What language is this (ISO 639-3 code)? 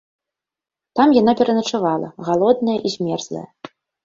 bel